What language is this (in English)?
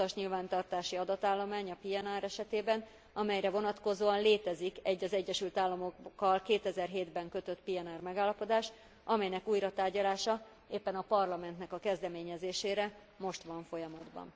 Hungarian